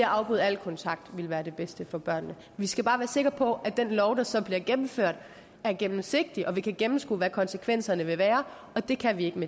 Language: Danish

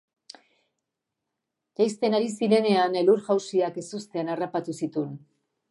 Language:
Basque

